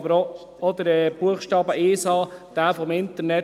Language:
Swiss German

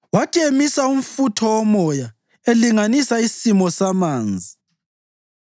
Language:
North Ndebele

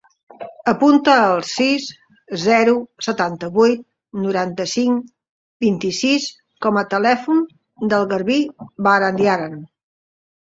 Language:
Catalan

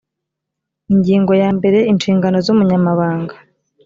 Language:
Kinyarwanda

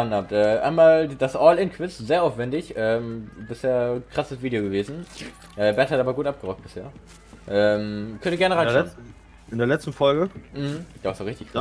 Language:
German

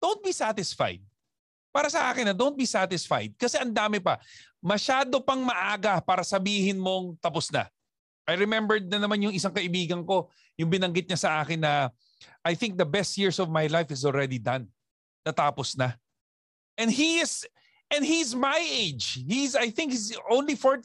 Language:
Filipino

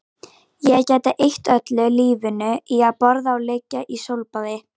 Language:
Icelandic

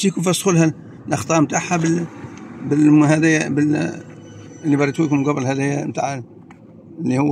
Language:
Arabic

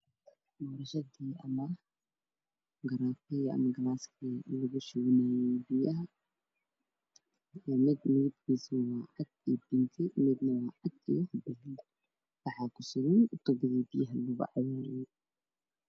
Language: Somali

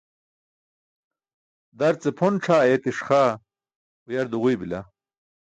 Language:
Burushaski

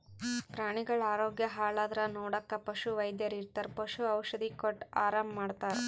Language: Kannada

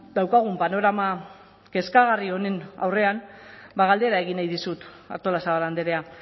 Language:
Basque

